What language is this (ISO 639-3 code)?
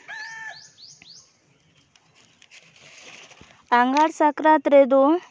sat